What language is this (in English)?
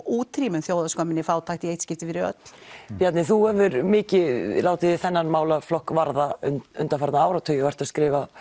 Icelandic